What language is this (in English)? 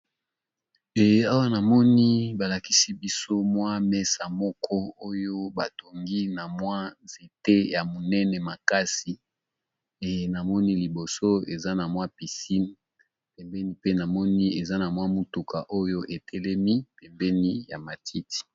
Lingala